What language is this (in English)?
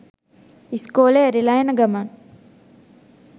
Sinhala